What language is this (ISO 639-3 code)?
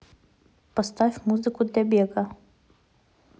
rus